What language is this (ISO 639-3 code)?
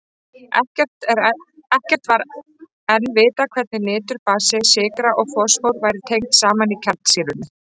isl